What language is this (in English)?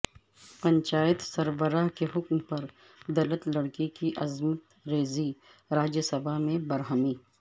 Urdu